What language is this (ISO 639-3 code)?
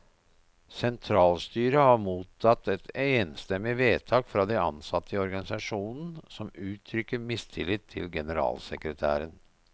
nor